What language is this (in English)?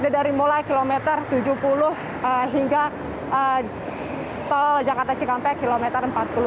Indonesian